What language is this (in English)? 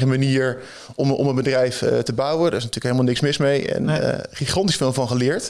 Dutch